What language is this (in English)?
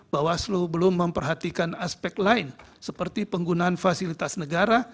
Indonesian